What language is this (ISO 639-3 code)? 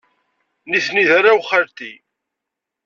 kab